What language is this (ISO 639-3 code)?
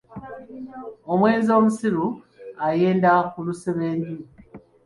lug